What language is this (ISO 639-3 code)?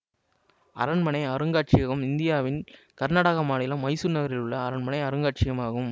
tam